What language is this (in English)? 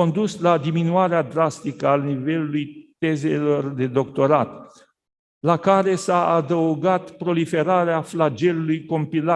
Romanian